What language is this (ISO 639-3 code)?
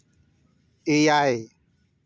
sat